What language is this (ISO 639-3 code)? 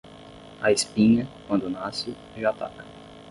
por